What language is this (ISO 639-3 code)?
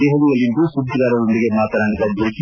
kan